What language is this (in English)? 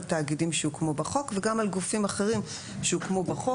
Hebrew